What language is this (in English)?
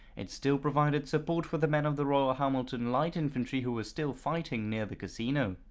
English